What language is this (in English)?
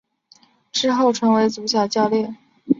Chinese